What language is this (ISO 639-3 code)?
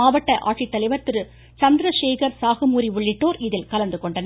tam